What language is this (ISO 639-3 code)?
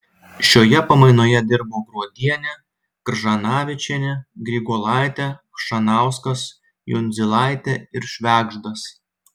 lit